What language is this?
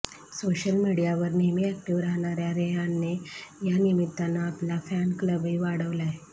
Marathi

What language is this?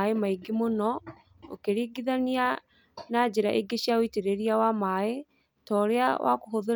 Kikuyu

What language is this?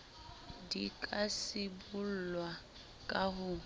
Southern Sotho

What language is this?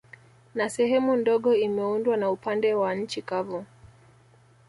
Swahili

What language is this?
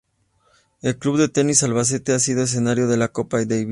Spanish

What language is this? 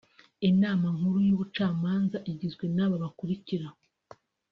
Kinyarwanda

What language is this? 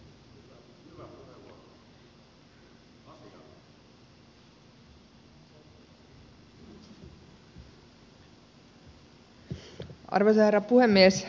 Finnish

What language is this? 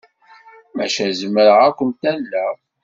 Kabyle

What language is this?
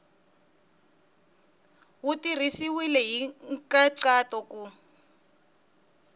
Tsonga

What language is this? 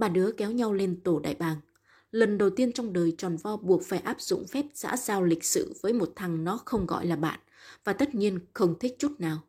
Vietnamese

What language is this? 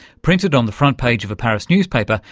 English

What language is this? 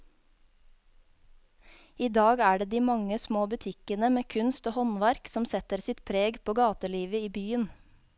Norwegian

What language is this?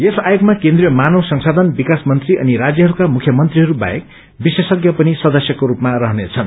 Nepali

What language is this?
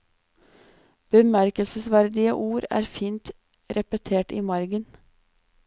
Norwegian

